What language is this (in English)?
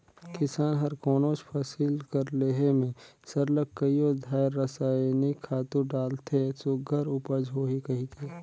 Chhattisgarhi